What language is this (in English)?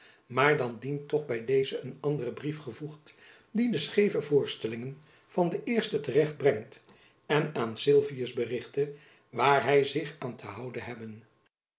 Dutch